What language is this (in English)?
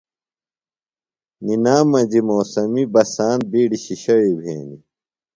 Phalura